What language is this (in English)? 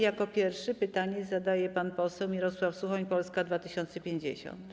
Polish